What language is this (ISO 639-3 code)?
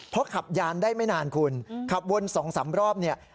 tha